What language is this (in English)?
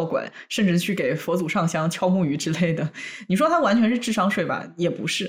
Chinese